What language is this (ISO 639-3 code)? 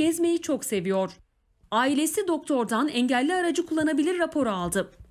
tur